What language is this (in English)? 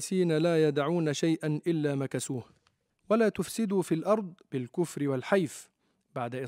Arabic